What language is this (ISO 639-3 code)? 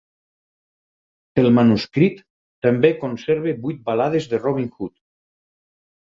cat